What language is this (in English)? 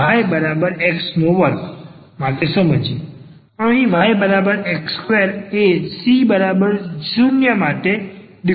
Gujarati